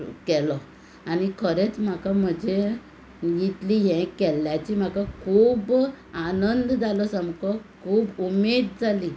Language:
Konkani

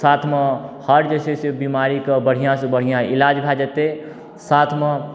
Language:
Maithili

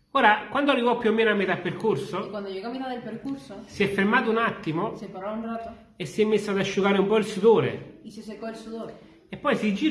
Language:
Italian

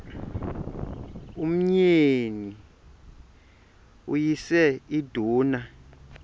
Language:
Xhosa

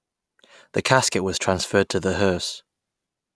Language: English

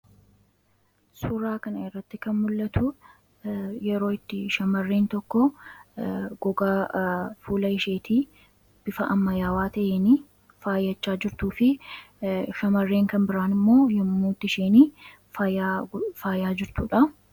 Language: Oromo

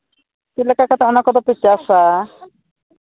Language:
Santali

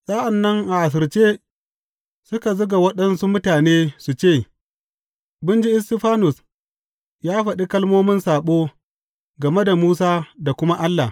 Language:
Hausa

